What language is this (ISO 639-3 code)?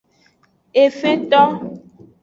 ajg